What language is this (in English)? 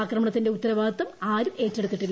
Malayalam